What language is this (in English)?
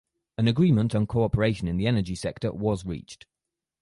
English